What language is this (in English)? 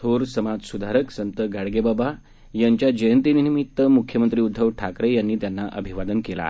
Marathi